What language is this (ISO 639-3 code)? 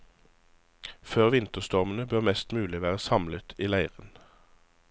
nor